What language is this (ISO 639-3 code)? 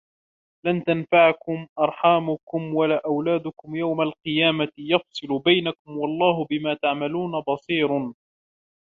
ara